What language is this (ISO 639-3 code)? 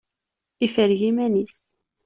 kab